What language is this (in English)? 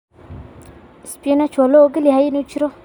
Somali